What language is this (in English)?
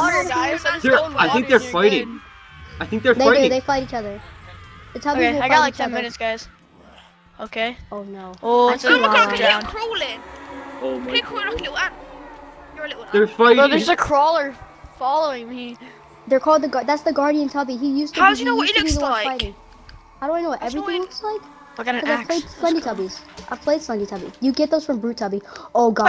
English